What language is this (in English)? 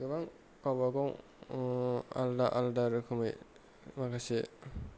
Bodo